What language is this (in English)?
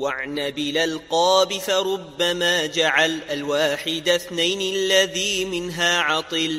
Arabic